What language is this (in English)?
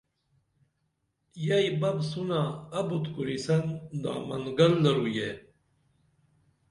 Dameli